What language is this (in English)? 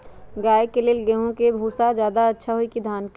Magahi